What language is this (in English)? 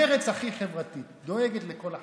Hebrew